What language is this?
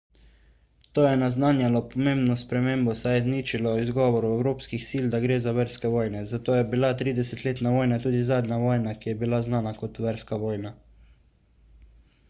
Slovenian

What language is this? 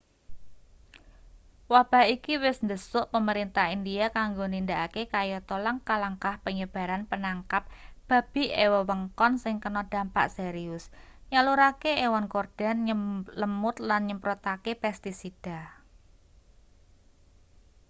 Javanese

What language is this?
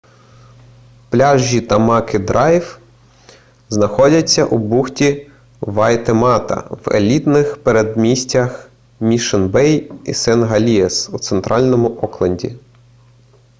Ukrainian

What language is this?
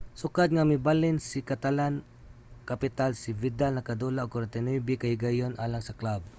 Cebuano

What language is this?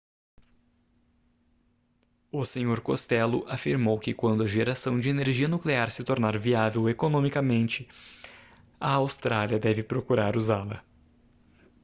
Portuguese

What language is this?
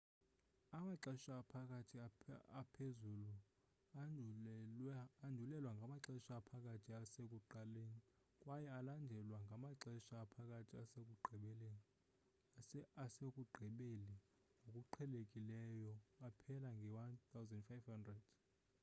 Xhosa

